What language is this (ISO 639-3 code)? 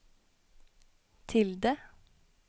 nor